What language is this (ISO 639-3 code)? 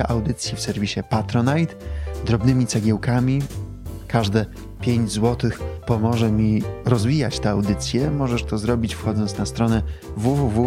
pol